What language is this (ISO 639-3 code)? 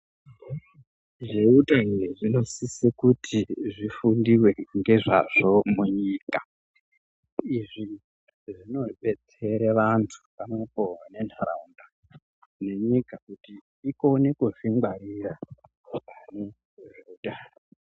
ndc